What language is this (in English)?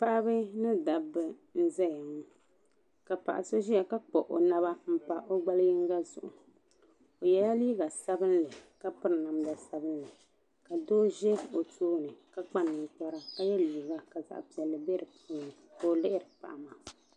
Dagbani